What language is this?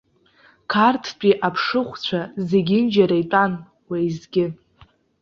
Abkhazian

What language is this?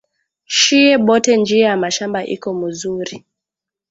Swahili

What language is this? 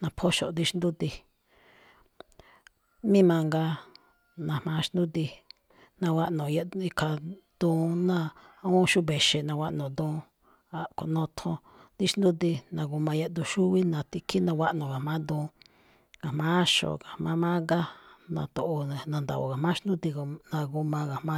Malinaltepec Me'phaa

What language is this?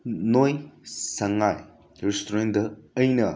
Manipuri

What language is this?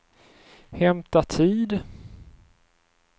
Swedish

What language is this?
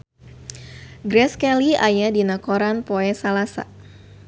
Sundanese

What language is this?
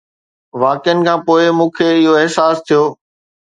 Sindhi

